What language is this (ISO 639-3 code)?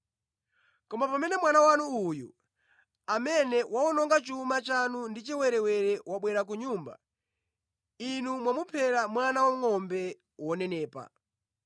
nya